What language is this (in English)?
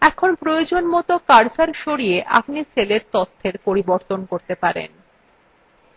Bangla